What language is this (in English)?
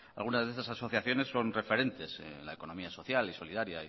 Spanish